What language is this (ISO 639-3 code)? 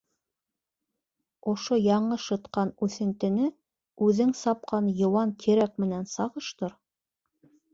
bak